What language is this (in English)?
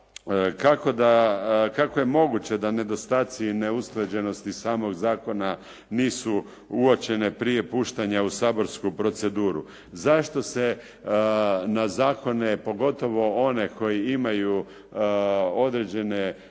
Croatian